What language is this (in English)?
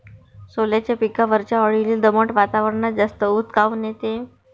Marathi